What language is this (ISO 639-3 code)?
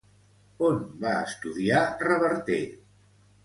cat